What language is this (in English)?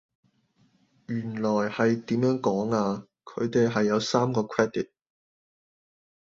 Cantonese